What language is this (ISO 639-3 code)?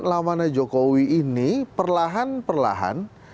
ind